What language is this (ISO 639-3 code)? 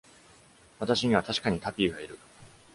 jpn